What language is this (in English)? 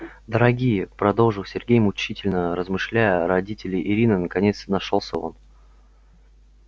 Russian